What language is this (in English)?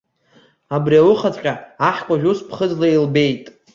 Abkhazian